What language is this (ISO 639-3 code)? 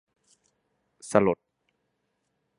tha